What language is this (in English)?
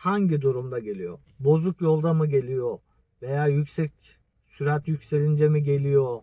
Turkish